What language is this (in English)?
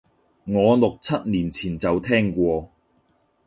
Cantonese